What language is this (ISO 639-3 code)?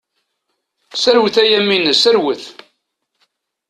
kab